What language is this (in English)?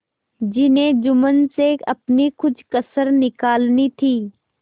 Hindi